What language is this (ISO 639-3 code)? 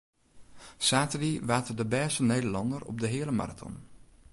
fry